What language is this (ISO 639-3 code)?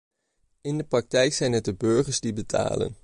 nld